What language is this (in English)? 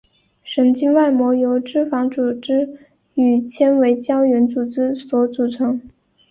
Chinese